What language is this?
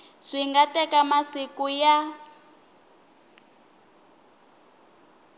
Tsonga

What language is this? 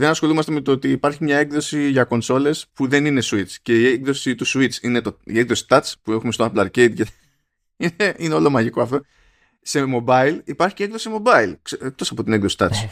Greek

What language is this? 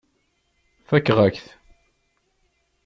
Kabyle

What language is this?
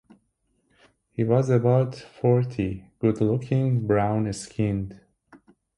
English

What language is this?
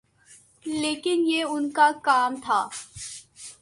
Urdu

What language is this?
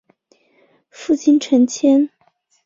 Chinese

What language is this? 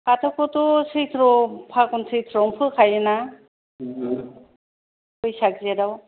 Bodo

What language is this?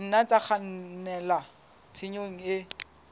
Southern Sotho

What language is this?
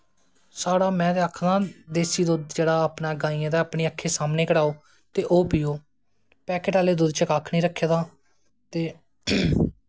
Dogri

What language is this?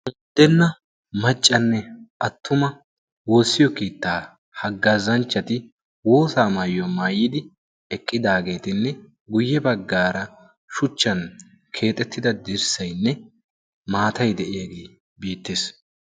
Wolaytta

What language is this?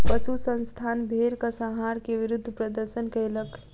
Maithili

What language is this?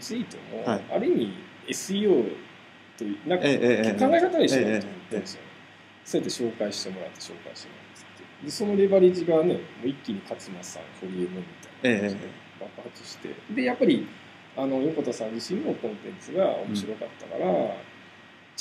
Japanese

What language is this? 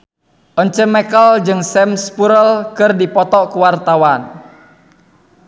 Sundanese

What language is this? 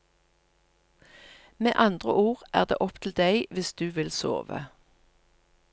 Norwegian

